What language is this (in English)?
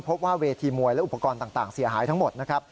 Thai